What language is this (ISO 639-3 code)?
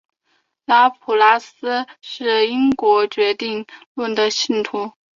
zho